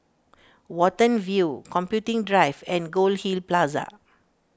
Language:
English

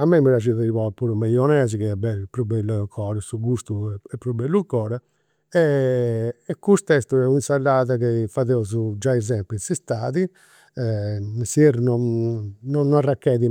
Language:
Campidanese Sardinian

